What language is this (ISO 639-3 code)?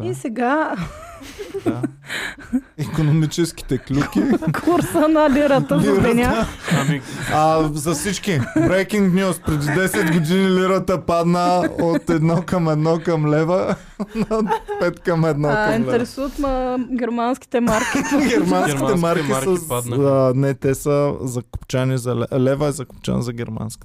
bul